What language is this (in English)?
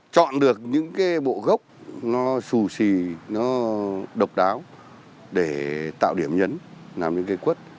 Vietnamese